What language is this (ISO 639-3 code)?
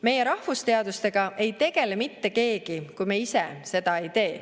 est